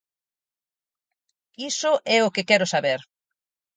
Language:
Galician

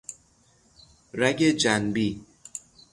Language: Persian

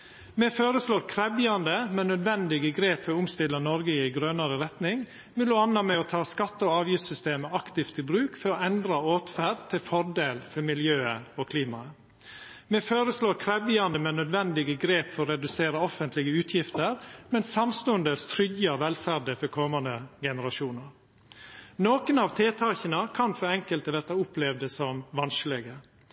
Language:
Norwegian Nynorsk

